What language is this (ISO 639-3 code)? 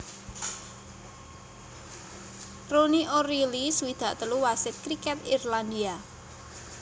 jav